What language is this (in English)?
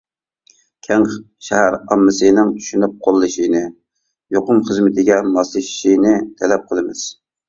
Uyghur